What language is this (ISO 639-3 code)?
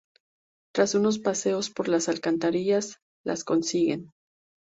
spa